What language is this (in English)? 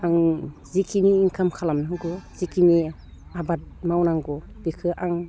Bodo